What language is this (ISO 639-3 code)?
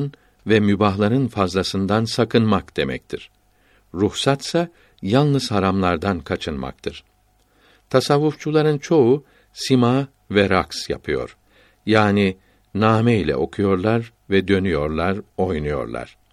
tur